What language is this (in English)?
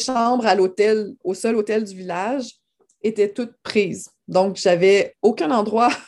French